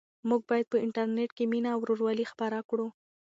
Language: Pashto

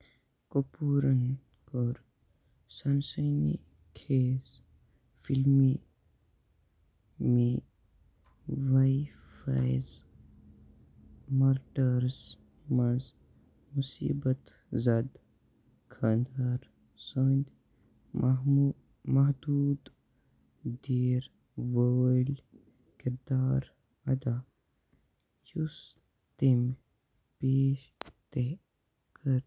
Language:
Kashmiri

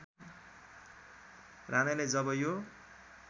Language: Nepali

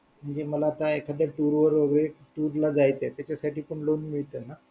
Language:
Marathi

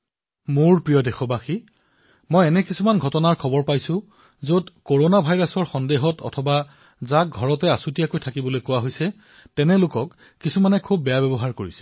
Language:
Assamese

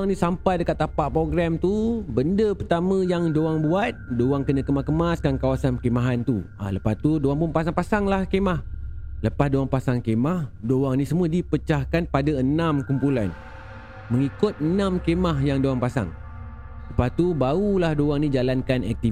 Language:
Malay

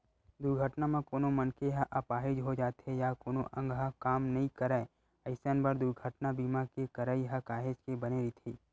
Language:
Chhattisgarhi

